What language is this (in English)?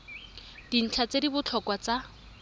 Tswana